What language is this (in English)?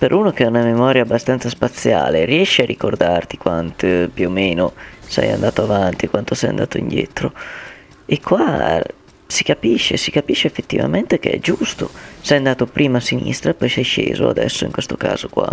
Italian